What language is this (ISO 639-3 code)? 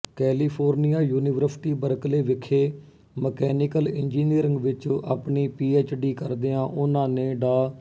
pan